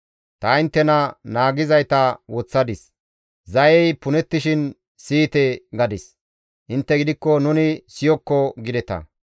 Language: Gamo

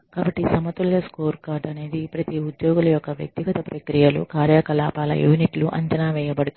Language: Telugu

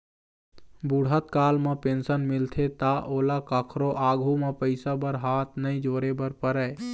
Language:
Chhattisgarhi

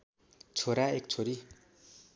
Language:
Nepali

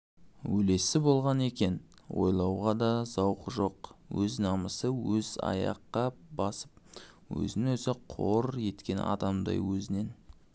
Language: Kazakh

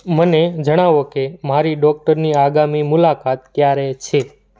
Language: Gujarati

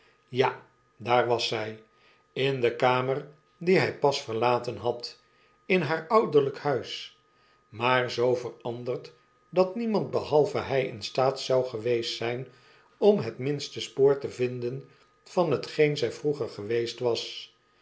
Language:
Dutch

